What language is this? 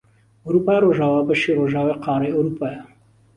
Central Kurdish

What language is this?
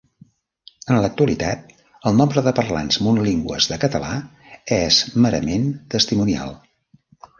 Catalan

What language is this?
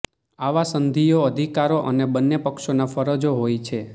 Gujarati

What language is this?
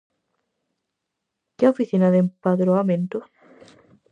Galician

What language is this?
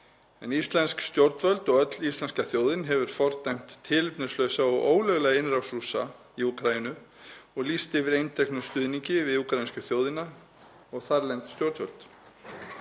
Icelandic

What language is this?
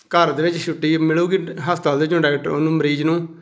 Punjabi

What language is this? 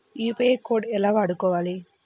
Telugu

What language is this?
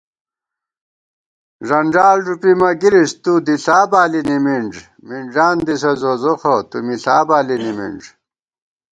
Gawar-Bati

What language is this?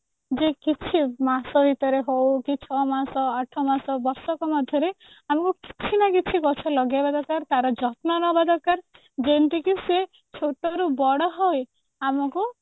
Odia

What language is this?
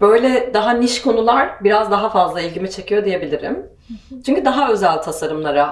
Turkish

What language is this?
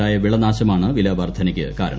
Malayalam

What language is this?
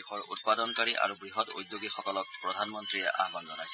Assamese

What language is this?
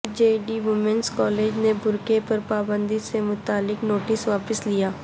Urdu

